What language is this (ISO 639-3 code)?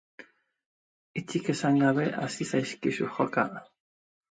eus